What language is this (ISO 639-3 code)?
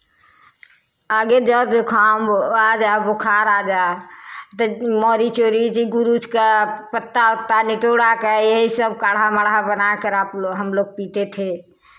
hin